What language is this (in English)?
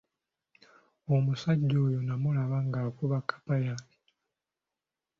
Ganda